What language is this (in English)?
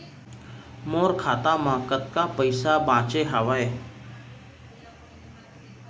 Chhattisgarhi